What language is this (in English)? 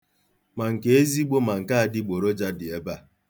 Igbo